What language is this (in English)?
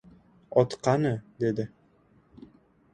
Uzbek